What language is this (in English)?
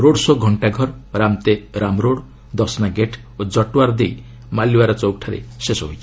Odia